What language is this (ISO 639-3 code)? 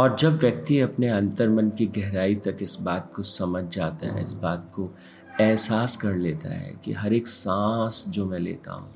hin